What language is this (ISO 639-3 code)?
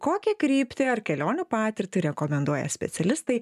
lit